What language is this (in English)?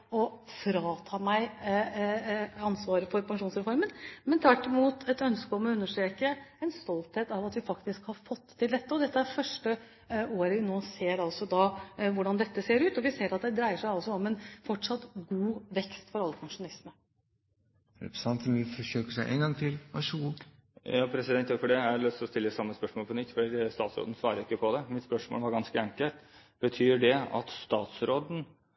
Norwegian